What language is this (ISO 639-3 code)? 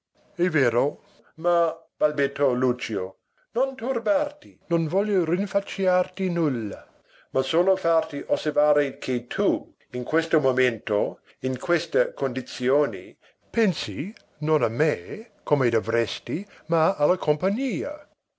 ita